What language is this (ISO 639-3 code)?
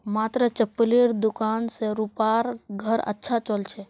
mag